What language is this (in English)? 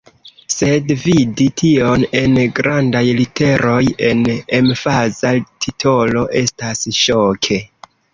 Esperanto